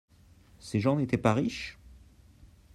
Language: French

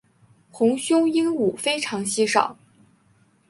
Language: Chinese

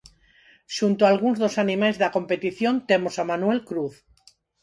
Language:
Galician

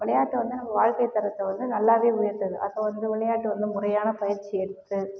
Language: Tamil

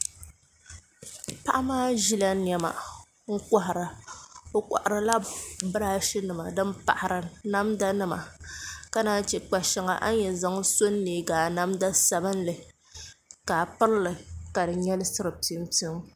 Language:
Dagbani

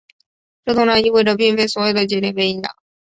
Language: Chinese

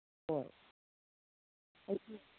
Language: Manipuri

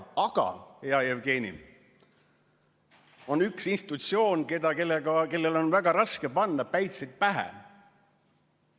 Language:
Estonian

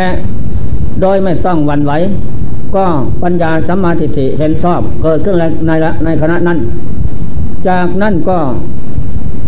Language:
Thai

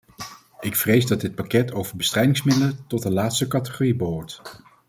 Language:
Dutch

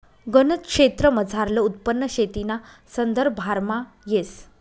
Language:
Marathi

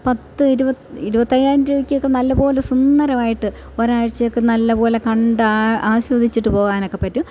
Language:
Malayalam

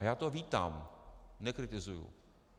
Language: Czech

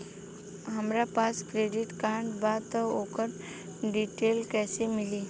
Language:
Bhojpuri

